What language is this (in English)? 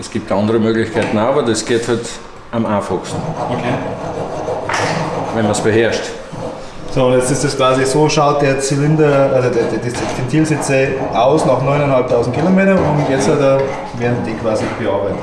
German